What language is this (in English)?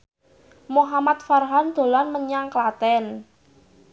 Javanese